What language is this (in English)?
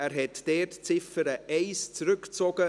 Swiss German